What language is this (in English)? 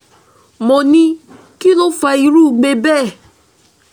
Yoruba